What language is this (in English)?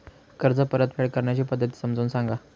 Marathi